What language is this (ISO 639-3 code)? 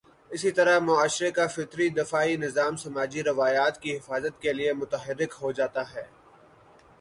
urd